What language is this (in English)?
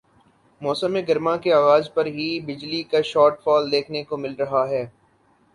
Urdu